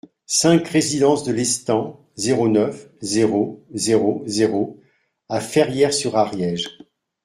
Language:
French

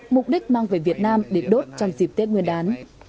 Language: Vietnamese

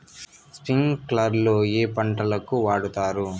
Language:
Telugu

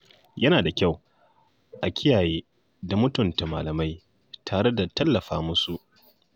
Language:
Hausa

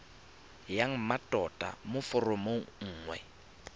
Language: Tswana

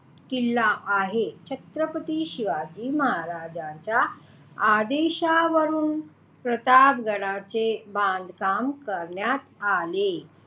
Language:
Marathi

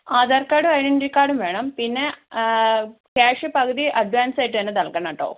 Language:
Malayalam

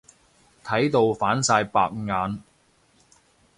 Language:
Cantonese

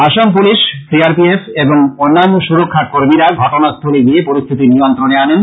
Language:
Bangla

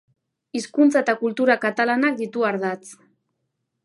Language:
Basque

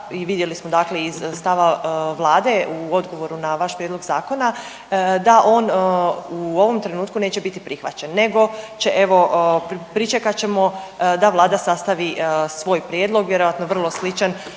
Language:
Croatian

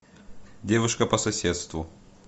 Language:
Russian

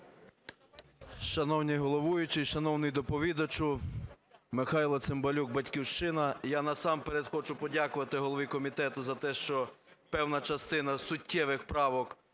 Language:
Ukrainian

